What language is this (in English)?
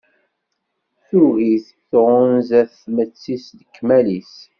Kabyle